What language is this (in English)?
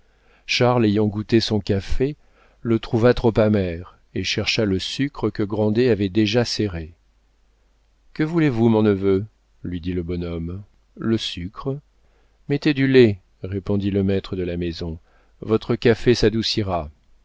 French